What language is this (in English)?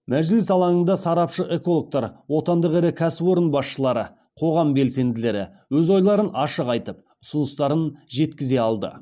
Kazakh